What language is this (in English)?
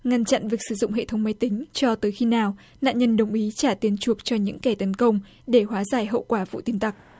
Vietnamese